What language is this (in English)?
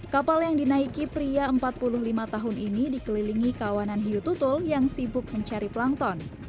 Indonesian